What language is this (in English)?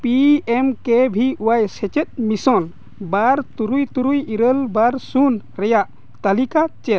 Santali